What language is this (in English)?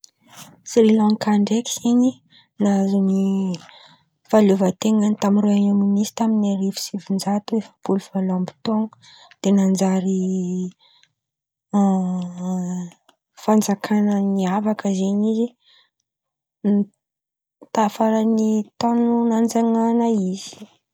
Antankarana Malagasy